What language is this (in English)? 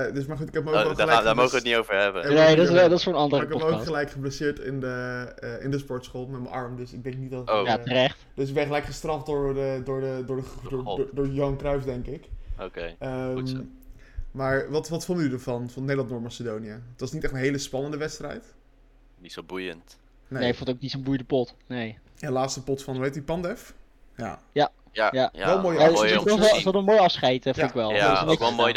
Dutch